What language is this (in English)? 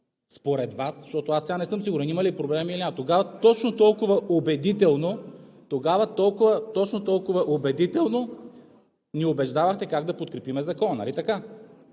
Bulgarian